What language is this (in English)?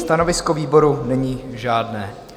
Czech